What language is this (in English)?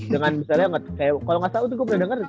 Indonesian